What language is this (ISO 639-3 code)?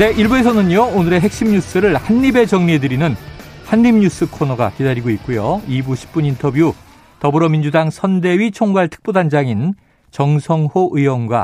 kor